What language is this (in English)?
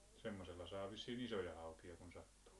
Finnish